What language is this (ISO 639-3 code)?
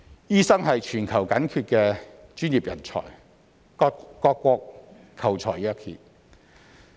yue